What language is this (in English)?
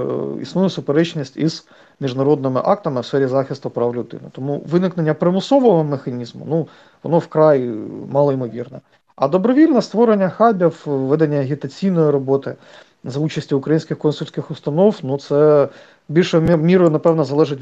Ukrainian